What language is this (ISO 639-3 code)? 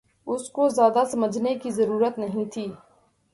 urd